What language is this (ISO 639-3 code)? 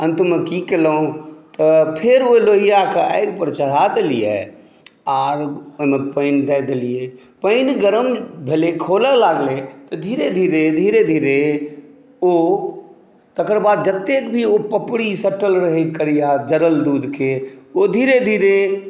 mai